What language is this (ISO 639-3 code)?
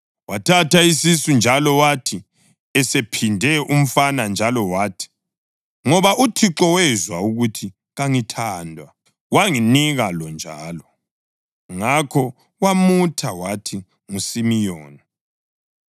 nde